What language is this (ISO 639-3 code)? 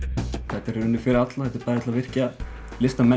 isl